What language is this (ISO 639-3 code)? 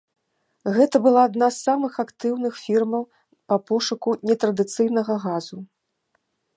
bel